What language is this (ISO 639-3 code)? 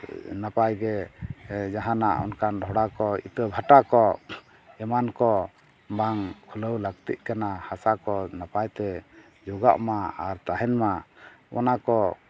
sat